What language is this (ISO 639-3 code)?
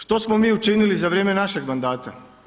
hrv